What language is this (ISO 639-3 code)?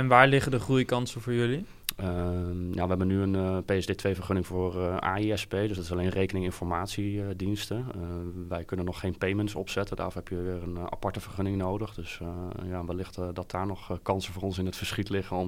nld